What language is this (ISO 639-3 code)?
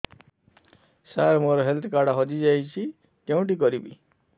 ori